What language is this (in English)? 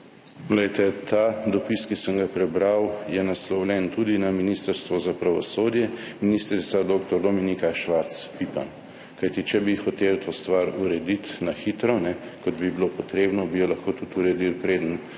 Slovenian